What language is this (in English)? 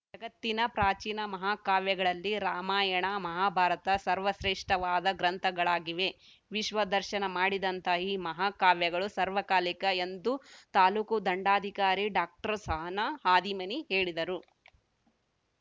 Kannada